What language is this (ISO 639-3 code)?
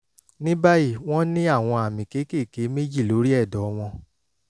yor